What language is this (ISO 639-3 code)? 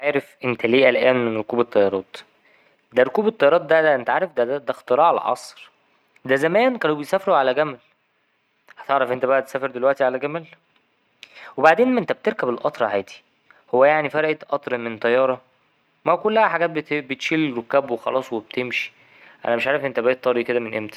arz